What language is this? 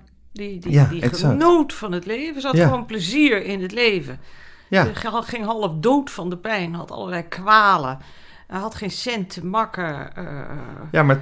Dutch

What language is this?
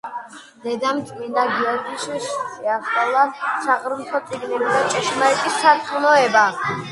Georgian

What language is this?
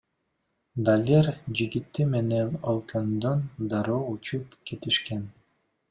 Kyrgyz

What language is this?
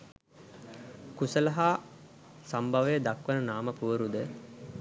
Sinhala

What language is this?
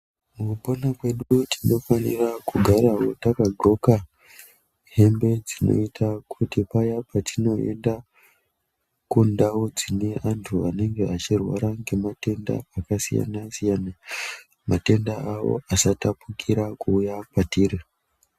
Ndau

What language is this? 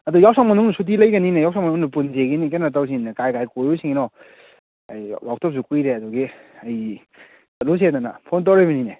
Manipuri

